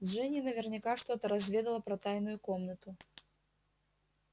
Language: Russian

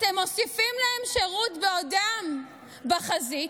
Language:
Hebrew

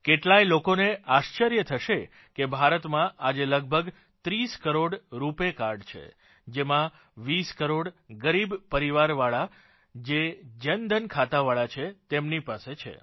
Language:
Gujarati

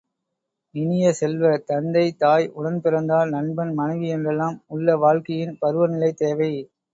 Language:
Tamil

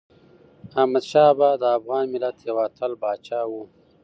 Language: Pashto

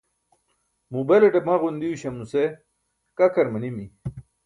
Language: Burushaski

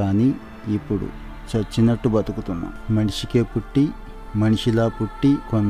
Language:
Telugu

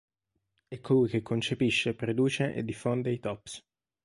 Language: Italian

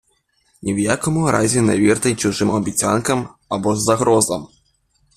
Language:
Ukrainian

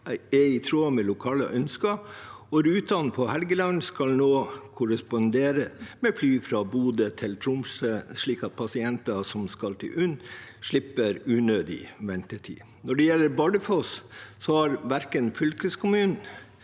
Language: Norwegian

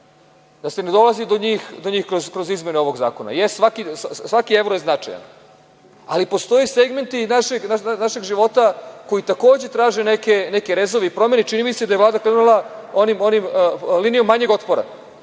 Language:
Serbian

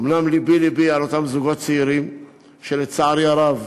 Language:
Hebrew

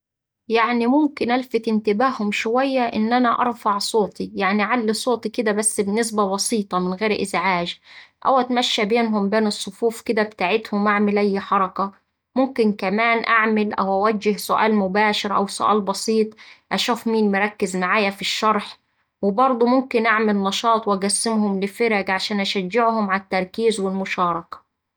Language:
Saidi Arabic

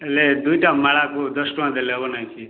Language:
Odia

